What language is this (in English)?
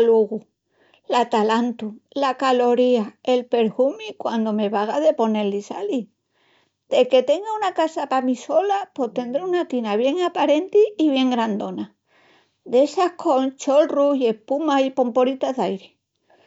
Extremaduran